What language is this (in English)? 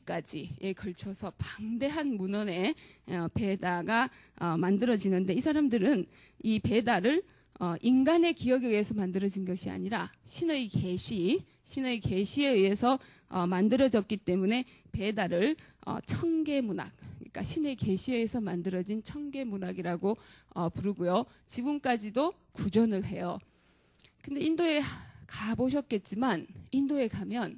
Korean